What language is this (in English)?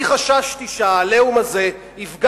Hebrew